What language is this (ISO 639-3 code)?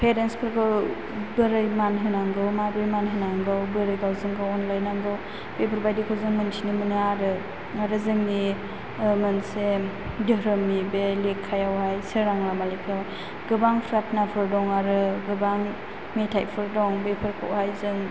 brx